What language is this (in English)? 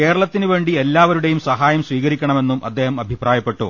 Malayalam